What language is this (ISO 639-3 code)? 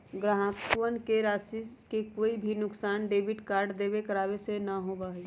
mag